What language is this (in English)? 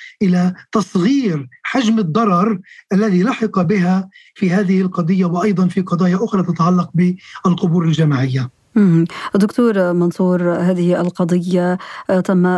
Arabic